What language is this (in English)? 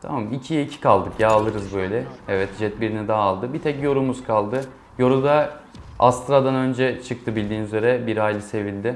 Turkish